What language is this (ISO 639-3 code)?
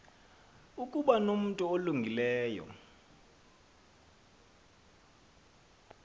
xho